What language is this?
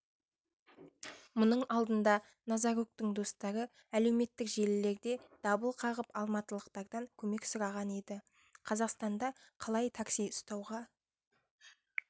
Kazakh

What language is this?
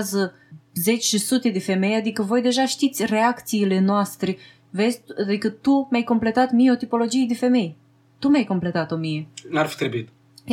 Romanian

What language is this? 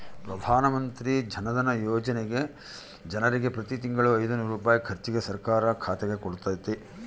Kannada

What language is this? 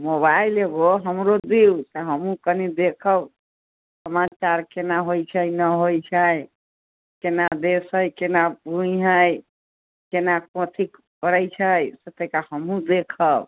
Maithili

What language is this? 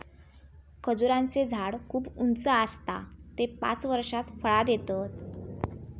Marathi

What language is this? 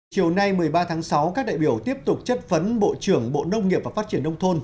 Vietnamese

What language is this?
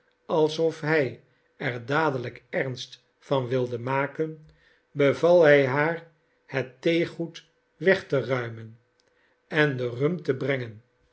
Dutch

